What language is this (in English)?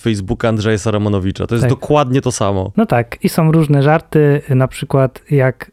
Polish